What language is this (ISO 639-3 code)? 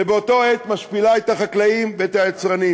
heb